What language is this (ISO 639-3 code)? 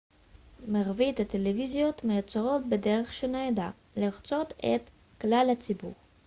heb